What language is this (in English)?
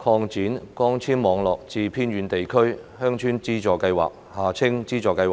Cantonese